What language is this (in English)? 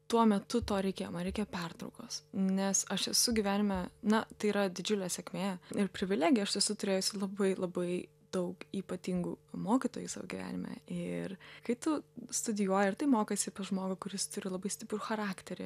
Lithuanian